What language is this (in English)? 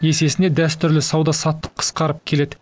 Kazakh